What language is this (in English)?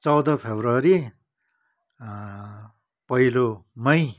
Nepali